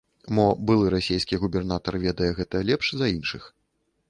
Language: Belarusian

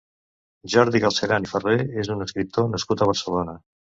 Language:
Catalan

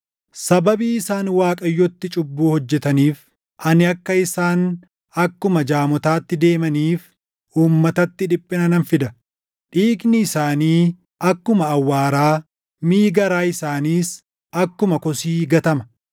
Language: Oromo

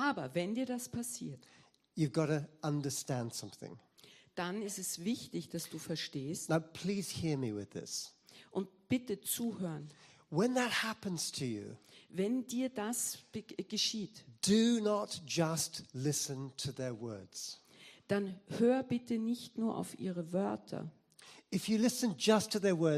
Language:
German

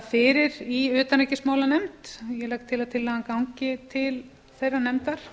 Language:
Icelandic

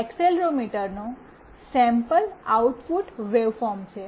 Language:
Gujarati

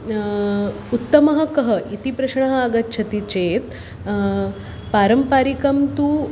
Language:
Sanskrit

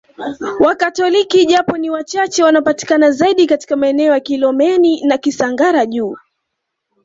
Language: Swahili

